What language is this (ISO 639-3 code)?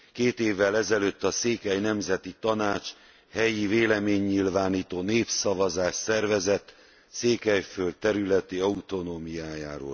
hun